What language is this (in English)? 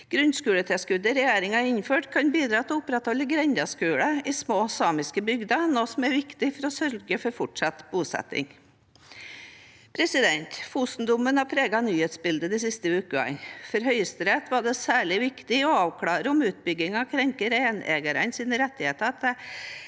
Norwegian